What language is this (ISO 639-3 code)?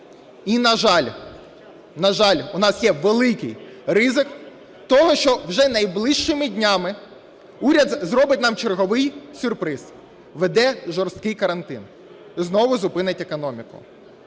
ukr